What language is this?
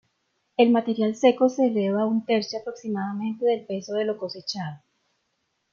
Spanish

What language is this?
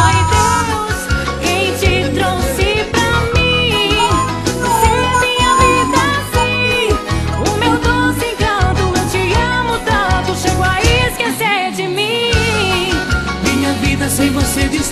Bulgarian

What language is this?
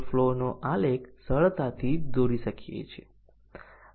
Gujarati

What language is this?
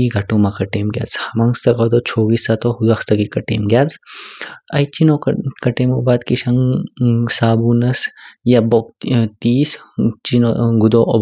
Kinnauri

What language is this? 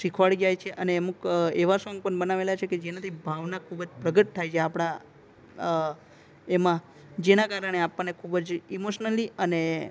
Gujarati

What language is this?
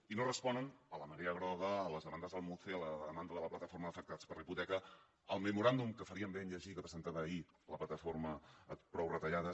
Catalan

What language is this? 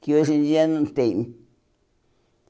Portuguese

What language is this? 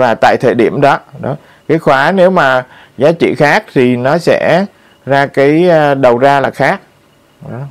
Vietnamese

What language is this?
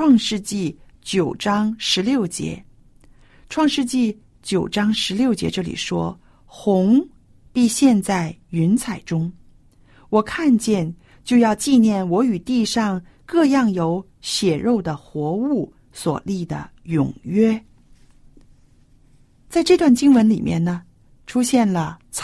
Chinese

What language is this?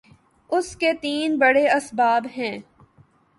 Urdu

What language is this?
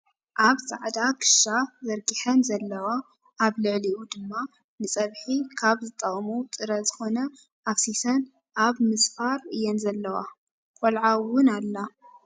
Tigrinya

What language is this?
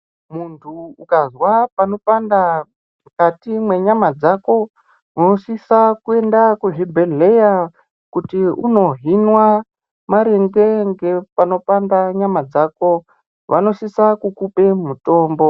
Ndau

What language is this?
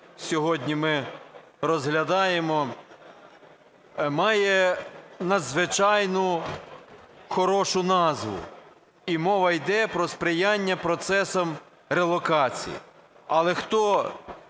Ukrainian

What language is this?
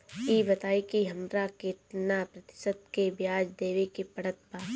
Bhojpuri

